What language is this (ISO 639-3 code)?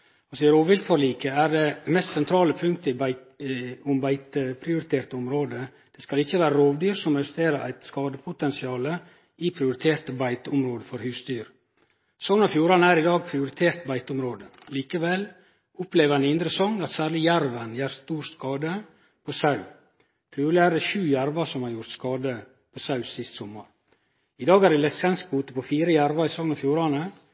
nno